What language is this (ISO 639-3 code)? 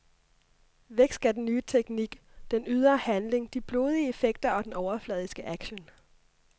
dan